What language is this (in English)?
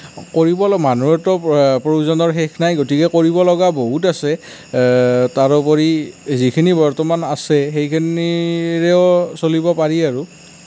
Assamese